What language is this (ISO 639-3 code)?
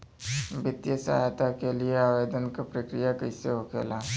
bho